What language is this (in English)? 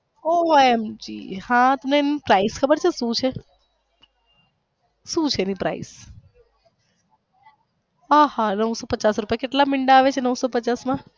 Gujarati